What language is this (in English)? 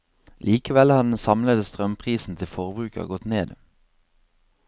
Norwegian